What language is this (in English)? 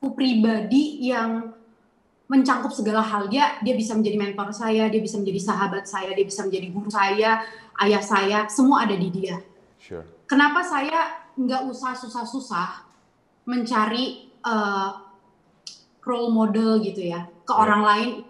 Indonesian